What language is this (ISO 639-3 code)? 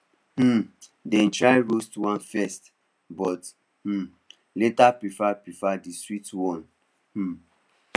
pcm